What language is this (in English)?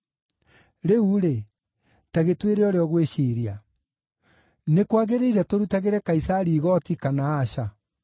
Kikuyu